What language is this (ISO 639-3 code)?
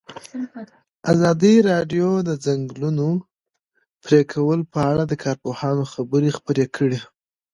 pus